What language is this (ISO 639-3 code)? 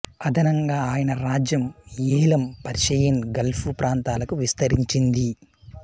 tel